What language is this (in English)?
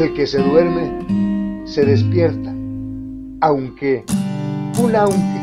Spanish